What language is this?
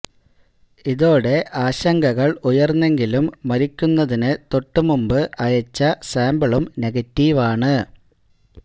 Malayalam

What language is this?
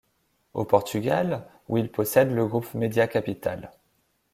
French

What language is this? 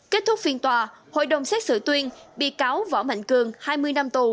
Vietnamese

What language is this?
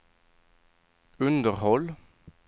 Swedish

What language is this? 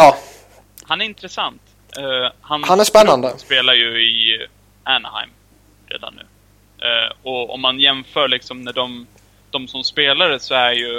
Swedish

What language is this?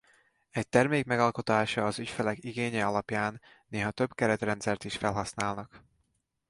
Hungarian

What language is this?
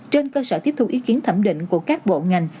Vietnamese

